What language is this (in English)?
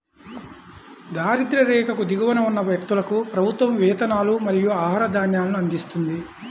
Telugu